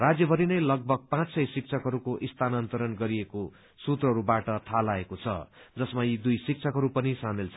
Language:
Nepali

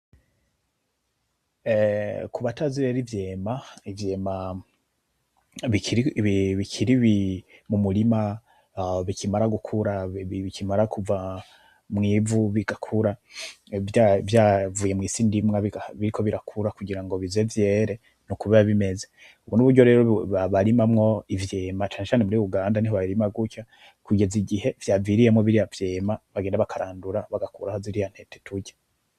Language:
Rundi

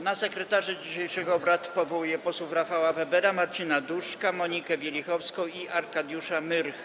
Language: Polish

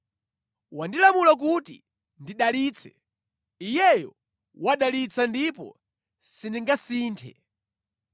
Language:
Nyanja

